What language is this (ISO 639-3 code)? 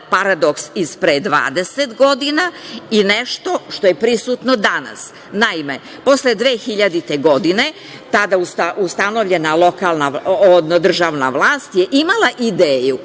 srp